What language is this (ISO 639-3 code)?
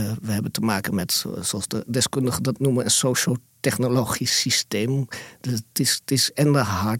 nld